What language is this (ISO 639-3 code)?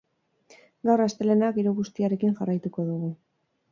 eus